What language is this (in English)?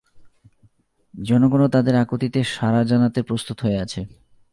Bangla